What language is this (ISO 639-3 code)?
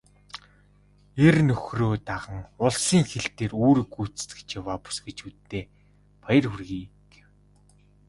mon